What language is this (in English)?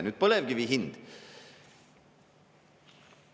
Estonian